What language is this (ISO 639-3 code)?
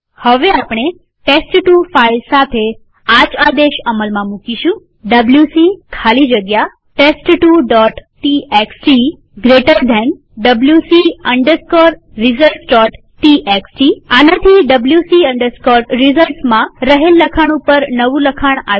guj